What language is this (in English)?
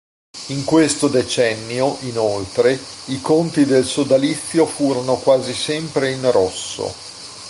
Italian